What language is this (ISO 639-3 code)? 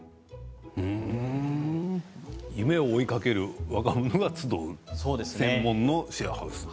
jpn